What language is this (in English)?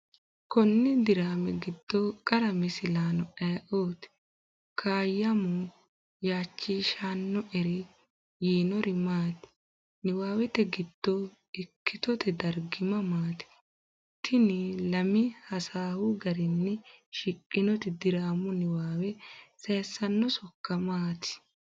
Sidamo